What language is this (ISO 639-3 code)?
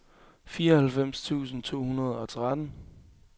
dan